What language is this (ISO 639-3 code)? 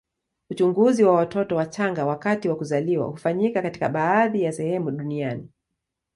swa